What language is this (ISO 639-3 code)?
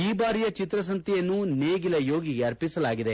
kan